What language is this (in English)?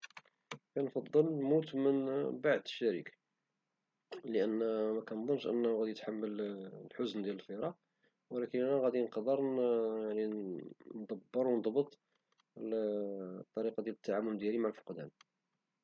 Moroccan Arabic